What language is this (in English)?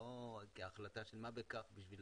Hebrew